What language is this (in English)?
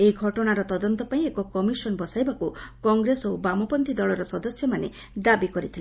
Odia